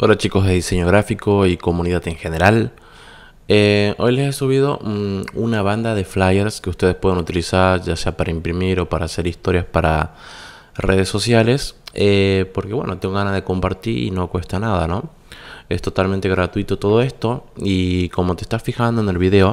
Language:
Spanish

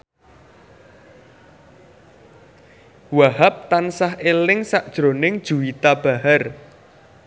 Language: Javanese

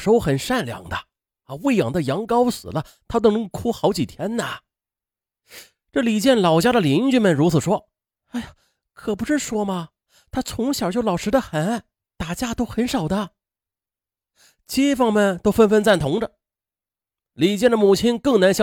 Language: Chinese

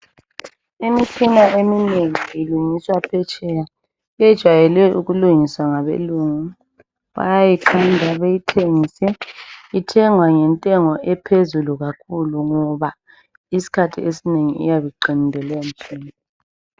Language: North Ndebele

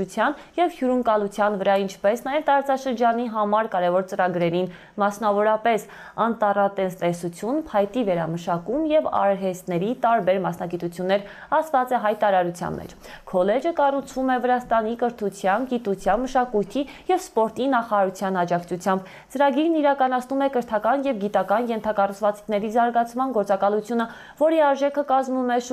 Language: Russian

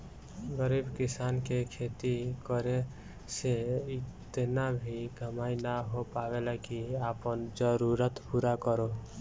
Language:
Bhojpuri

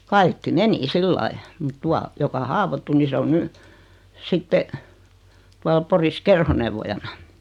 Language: Finnish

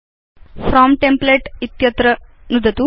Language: Sanskrit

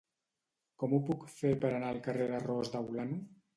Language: Catalan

